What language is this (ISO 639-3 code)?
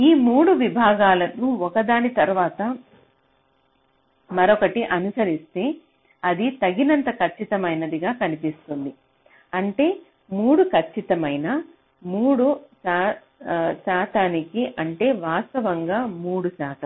tel